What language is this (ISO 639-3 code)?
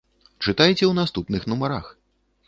bel